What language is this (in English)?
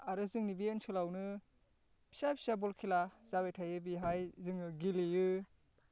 Bodo